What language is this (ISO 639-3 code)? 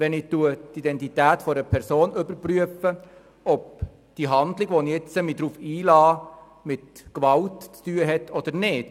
gsw